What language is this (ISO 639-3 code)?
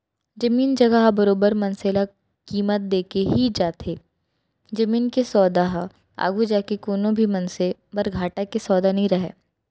hne